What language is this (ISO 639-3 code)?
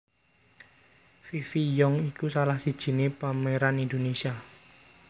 jav